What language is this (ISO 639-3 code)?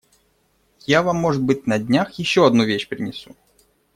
rus